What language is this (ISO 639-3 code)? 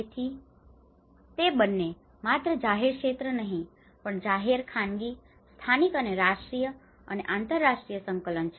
guj